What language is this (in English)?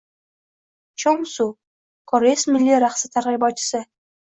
Uzbek